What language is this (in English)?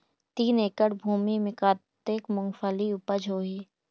Chhattisgarhi